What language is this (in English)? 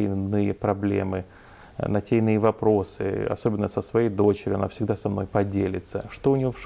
Russian